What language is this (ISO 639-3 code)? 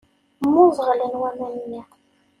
kab